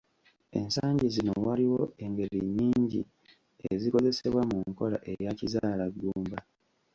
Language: Ganda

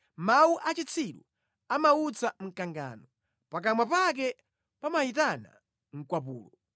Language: Nyanja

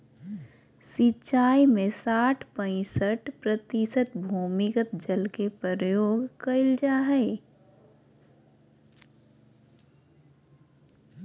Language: Magahi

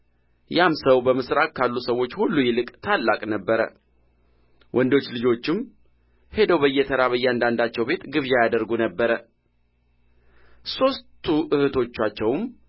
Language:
Amharic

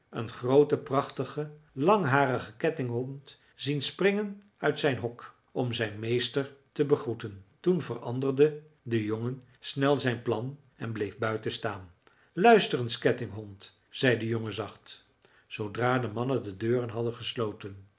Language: Dutch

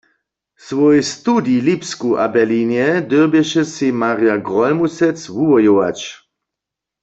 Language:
Upper Sorbian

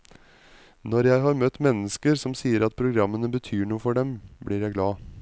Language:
Norwegian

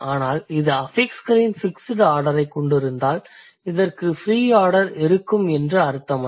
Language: Tamil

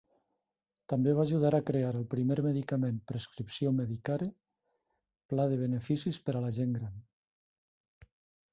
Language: Catalan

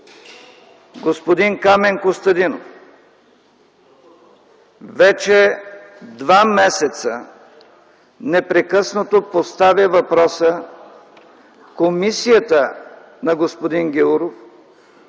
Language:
Bulgarian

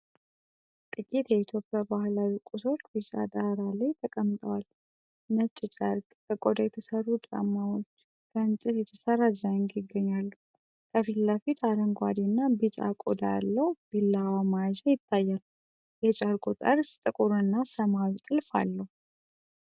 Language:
Amharic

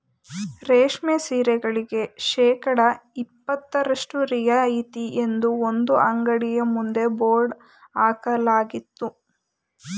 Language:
Kannada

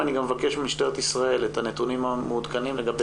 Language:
Hebrew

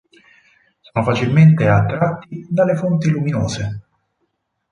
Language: Italian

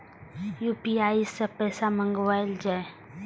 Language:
Maithili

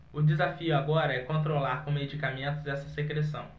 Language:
Portuguese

